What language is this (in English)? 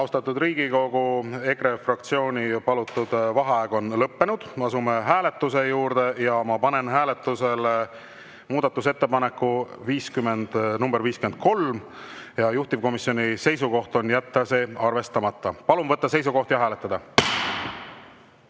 Estonian